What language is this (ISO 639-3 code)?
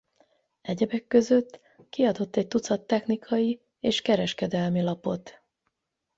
hun